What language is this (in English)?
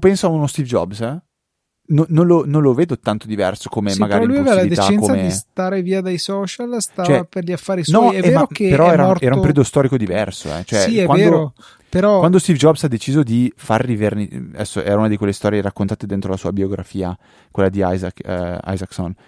Italian